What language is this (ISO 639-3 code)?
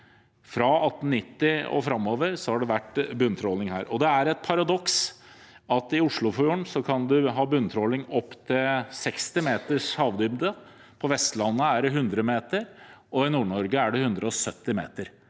nor